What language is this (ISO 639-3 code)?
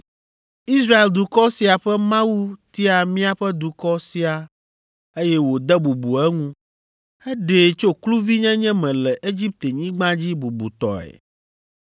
ewe